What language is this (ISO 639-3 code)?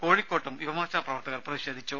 mal